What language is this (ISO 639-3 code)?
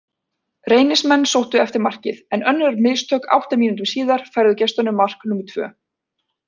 isl